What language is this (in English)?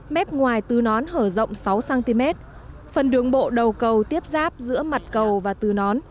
Vietnamese